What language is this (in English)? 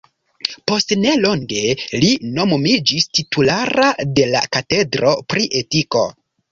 Esperanto